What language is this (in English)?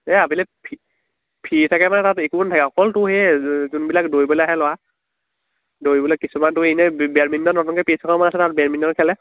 Assamese